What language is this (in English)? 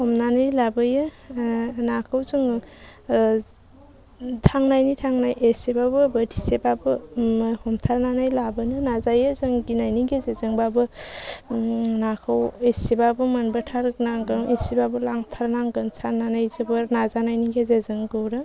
Bodo